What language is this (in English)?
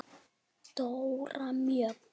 Icelandic